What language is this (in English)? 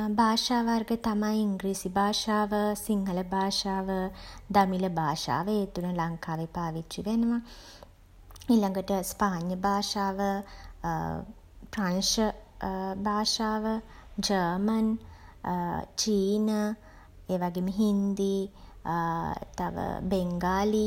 Sinhala